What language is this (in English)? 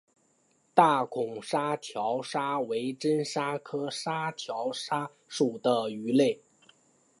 Chinese